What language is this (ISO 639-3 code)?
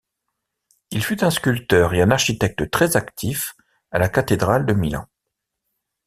fra